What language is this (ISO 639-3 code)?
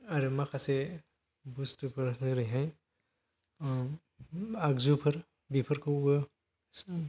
brx